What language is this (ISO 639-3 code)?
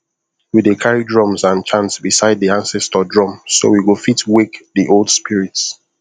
pcm